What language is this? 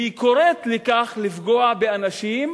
Hebrew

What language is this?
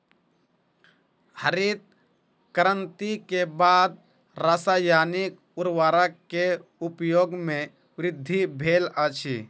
Maithili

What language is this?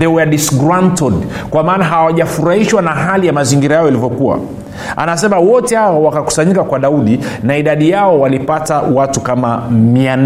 Swahili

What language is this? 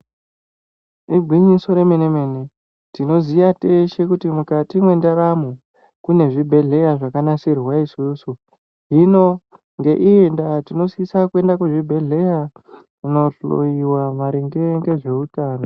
Ndau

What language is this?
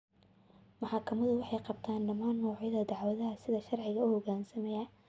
Somali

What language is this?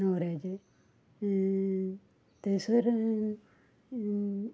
Konkani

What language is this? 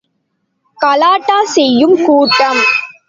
Tamil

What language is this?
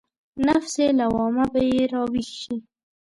Pashto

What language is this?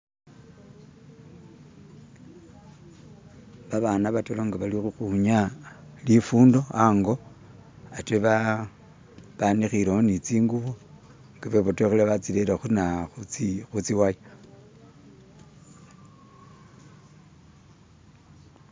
Masaaba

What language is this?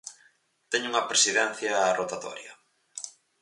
Galician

